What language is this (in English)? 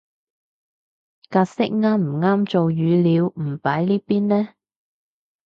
Cantonese